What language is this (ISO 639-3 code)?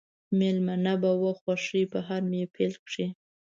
pus